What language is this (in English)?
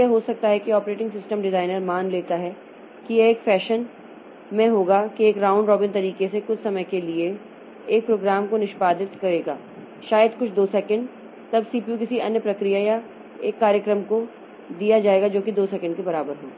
Hindi